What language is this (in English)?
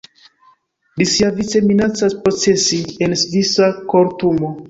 Esperanto